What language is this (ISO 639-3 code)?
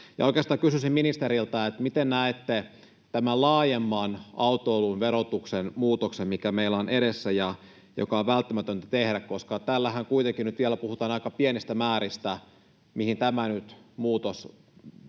fin